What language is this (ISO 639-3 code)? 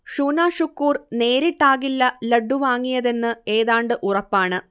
mal